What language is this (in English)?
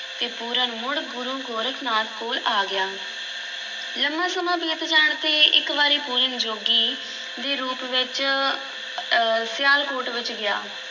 Punjabi